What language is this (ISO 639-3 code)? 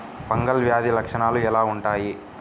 tel